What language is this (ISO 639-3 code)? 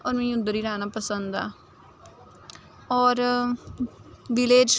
doi